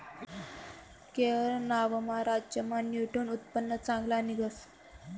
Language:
Marathi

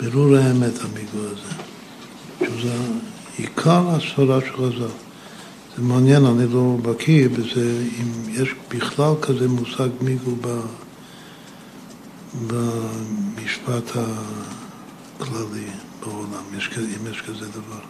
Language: Hebrew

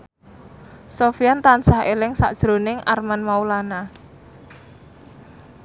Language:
Javanese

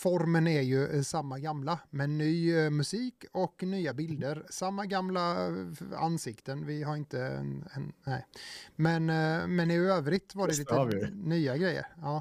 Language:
Swedish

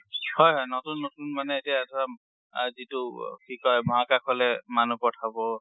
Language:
Assamese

